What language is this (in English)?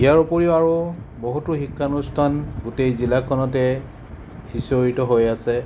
Assamese